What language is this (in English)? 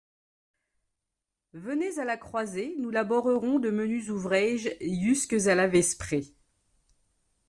French